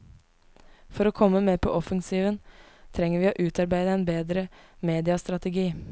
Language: Norwegian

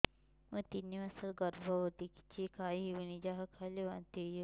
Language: Odia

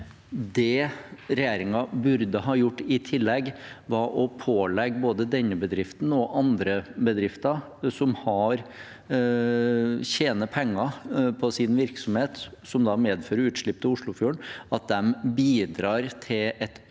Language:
Norwegian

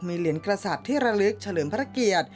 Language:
Thai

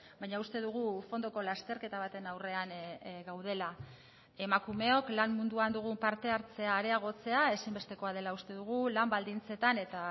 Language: Basque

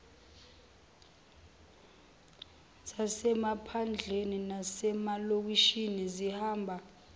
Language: Zulu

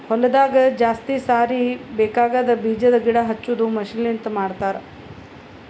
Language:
Kannada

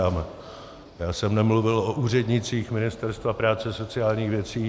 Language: Czech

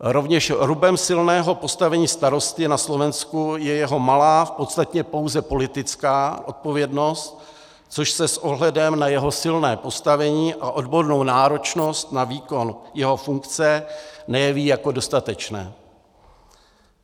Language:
Czech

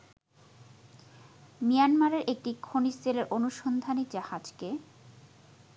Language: Bangla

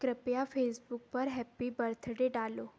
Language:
Hindi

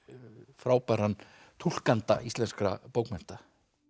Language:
Icelandic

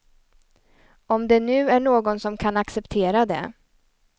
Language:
Swedish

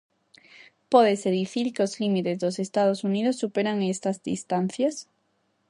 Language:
Galician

